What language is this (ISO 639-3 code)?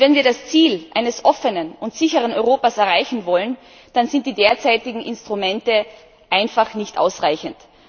deu